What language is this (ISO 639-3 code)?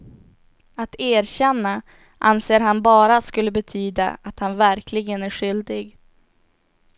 swe